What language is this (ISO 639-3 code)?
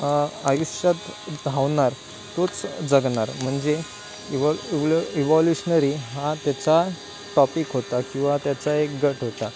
mar